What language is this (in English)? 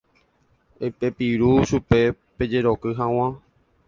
Guarani